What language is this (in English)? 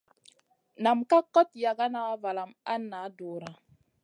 Masana